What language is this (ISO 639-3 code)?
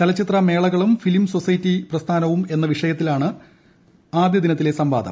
mal